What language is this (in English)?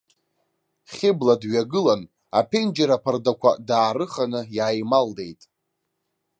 Abkhazian